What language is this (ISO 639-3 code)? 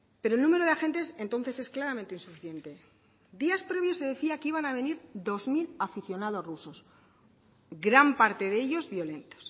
spa